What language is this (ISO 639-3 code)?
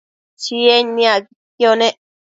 mcf